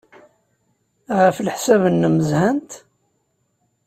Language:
Kabyle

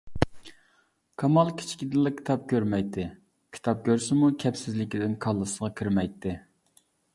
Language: Uyghur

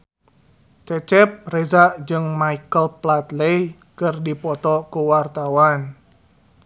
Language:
Sundanese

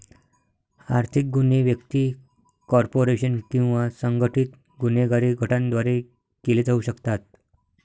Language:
Marathi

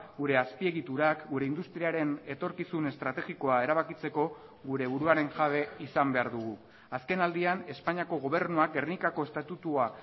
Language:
Basque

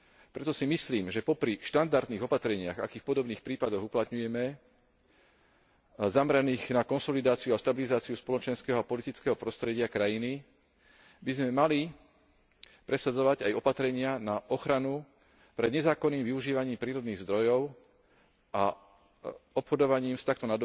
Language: Slovak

